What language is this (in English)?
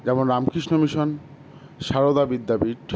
Bangla